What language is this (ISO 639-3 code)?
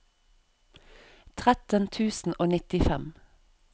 nor